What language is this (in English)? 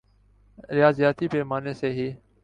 Urdu